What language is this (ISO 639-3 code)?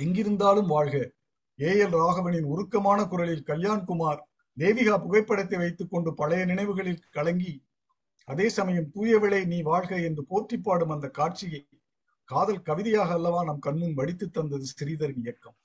tam